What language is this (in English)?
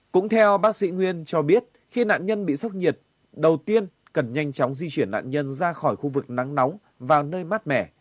Vietnamese